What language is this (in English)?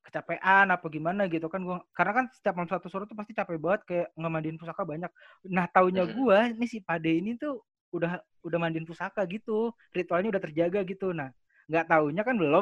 Indonesian